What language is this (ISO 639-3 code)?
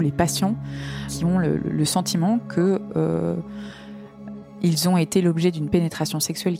fra